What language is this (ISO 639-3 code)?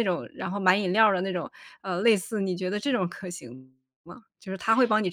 zho